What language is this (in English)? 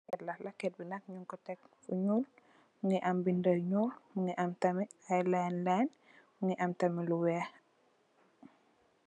Wolof